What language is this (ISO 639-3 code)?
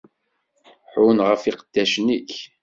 kab